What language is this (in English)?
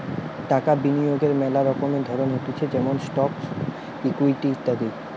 Bangla